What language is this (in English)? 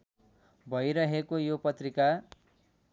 Nepali